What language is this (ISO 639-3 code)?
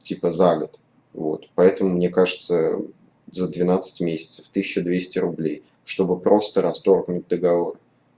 rus